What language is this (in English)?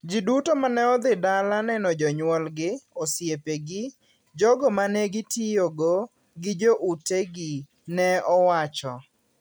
Luo (Kenya and Tanzania)